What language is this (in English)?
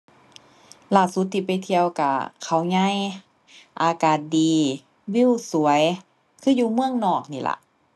Thai